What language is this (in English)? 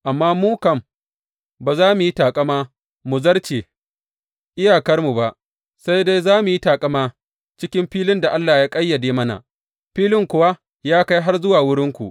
Hausa